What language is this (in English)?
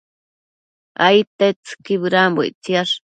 Matsés